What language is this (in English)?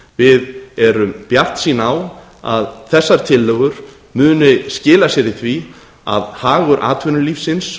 Icelandic